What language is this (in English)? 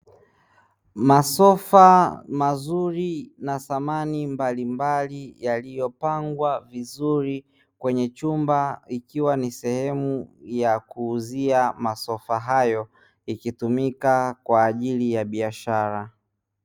Swahili